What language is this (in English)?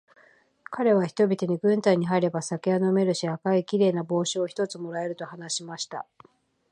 Japanese